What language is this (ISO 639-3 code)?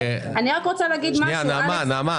heb